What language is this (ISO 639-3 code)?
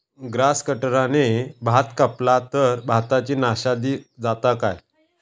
mar